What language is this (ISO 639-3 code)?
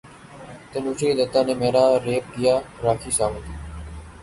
urd